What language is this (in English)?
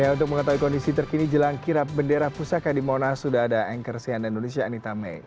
Indonesian